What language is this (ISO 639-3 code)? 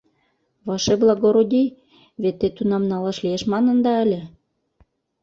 chm